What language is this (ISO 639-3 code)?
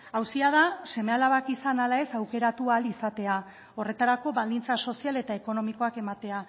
eus